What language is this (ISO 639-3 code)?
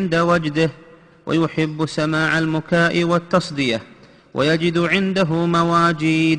ara